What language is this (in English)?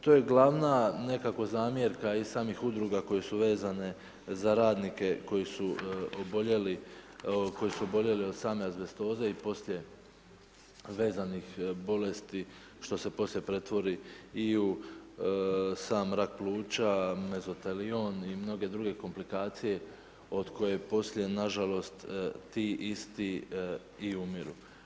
Croatian